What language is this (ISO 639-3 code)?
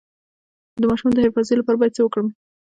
pus